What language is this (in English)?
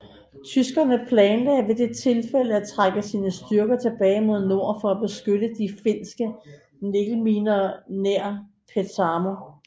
Danish